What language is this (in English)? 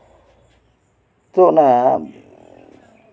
Santali